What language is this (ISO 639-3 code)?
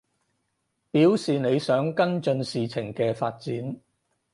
yue